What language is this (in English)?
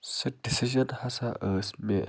Kashmiri